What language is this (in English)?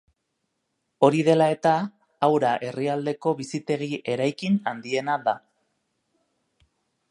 Basque